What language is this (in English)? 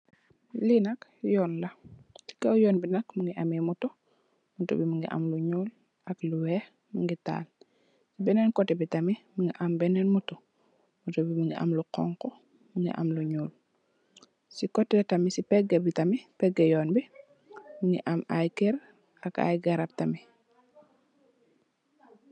Wolof